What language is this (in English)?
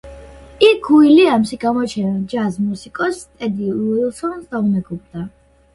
Georgian